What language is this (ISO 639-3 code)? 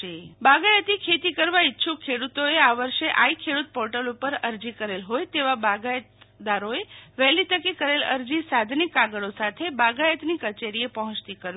guj